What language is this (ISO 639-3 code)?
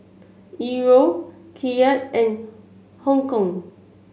eng